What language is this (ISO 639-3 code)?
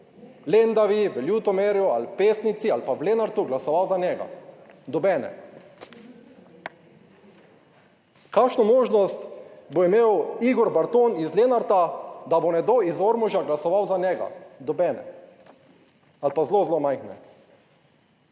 slv